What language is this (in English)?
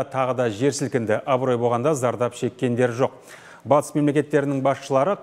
Russian